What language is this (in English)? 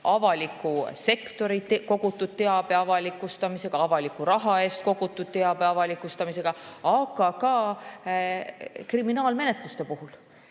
Estonian